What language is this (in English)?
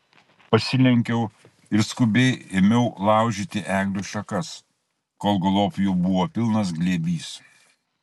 Lithuanian